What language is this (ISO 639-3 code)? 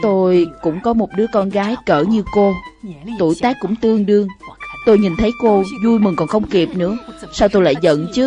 vie